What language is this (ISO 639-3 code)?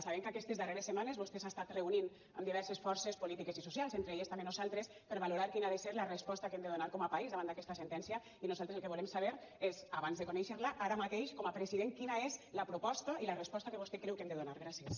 cat